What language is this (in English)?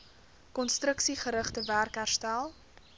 Afrikaans